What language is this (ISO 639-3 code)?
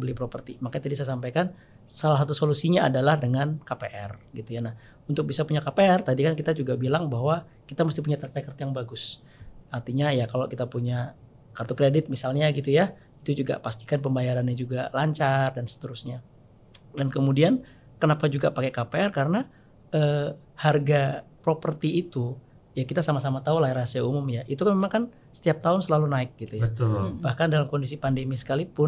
ind